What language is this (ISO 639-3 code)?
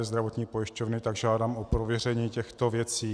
ces